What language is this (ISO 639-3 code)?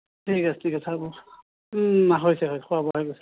asm